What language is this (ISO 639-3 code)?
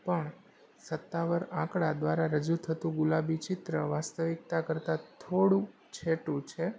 guj